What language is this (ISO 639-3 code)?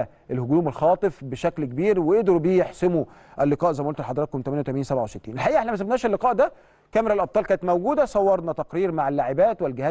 ara